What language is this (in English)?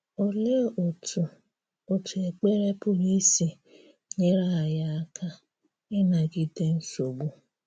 Igbo